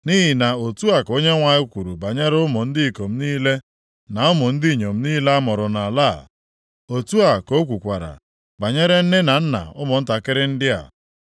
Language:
Igbo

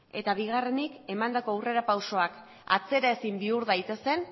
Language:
Basque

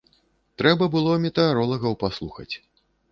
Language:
Belarusian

